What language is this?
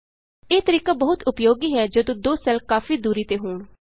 Punjabi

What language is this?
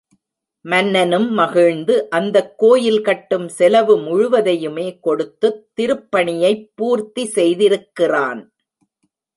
Tamil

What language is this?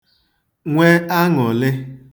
Igbo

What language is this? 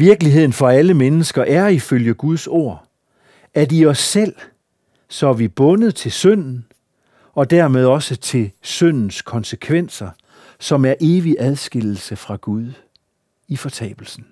Danish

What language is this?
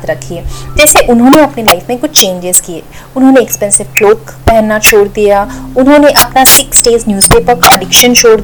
Hindi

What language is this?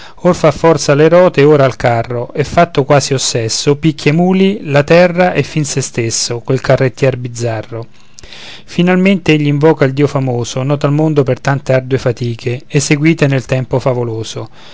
Italian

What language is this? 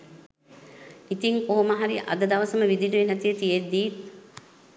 Sinhala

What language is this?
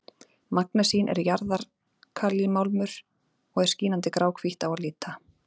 Icelandic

